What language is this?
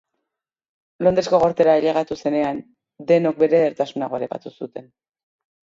Basque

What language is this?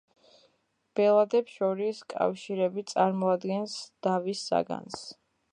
Georgian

